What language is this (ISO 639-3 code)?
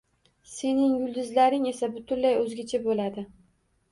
uzb